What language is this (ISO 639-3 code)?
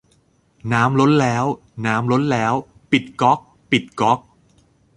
tha